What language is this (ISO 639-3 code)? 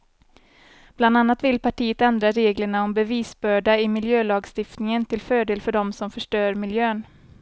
swe